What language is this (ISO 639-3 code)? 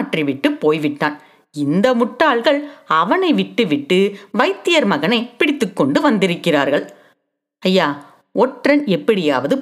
tam